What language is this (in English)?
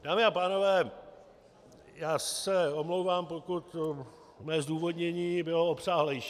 Czech